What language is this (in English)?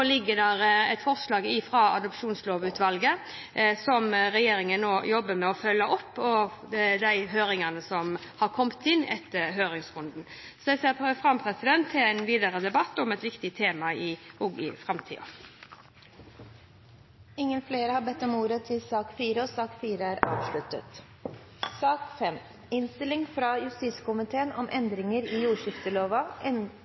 Norwegian